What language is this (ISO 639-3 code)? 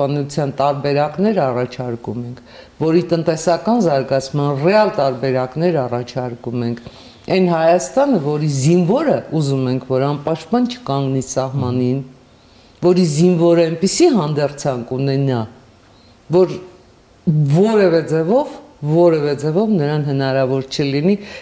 ron